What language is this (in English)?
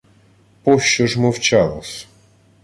Ukrainian